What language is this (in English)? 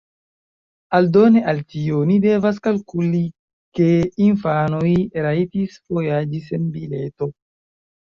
Esperanto